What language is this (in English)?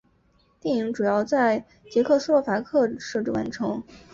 Chinese